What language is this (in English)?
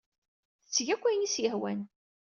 Kabyle